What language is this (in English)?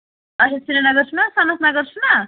Kashmiri